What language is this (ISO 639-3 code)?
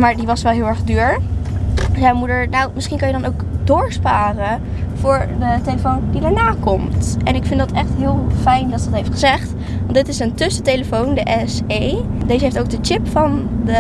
nld